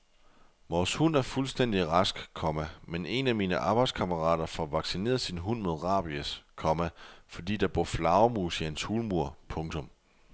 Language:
Danish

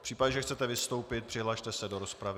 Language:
Czech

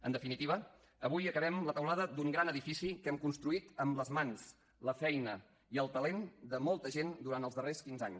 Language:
Catalan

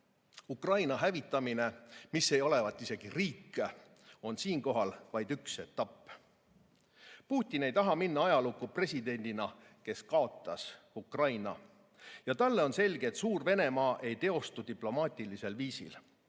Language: Estonian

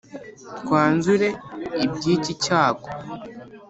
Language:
Kinyarwanda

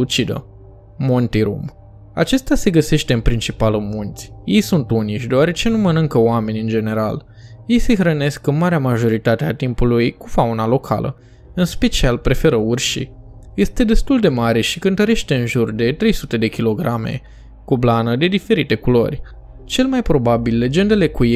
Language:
Romanian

